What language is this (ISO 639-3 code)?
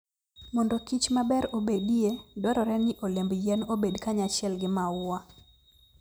luo